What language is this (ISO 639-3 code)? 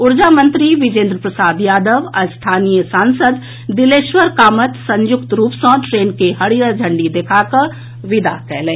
mai